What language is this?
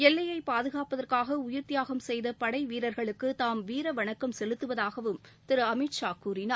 Tamil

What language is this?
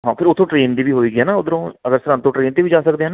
Punjabi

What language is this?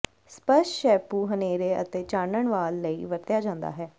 Punjabi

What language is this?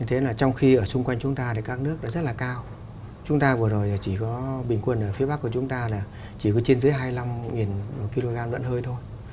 Vietnamese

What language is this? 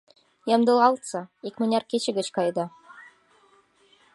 Mari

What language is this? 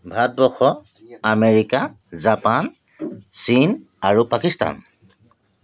Assamese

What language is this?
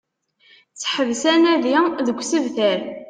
Kabyle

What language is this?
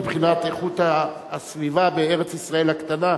Hebrew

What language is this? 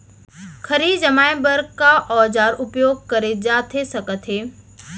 Chhattisgarhi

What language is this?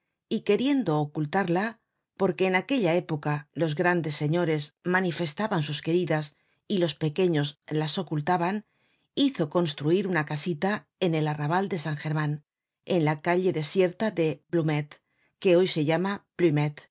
Spanish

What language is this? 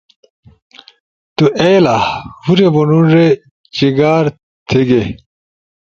Ushojo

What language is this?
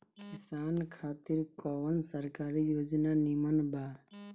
Bhojpuri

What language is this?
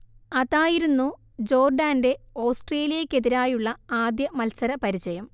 Malayalam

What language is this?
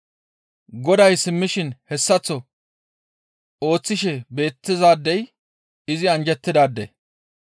Gamo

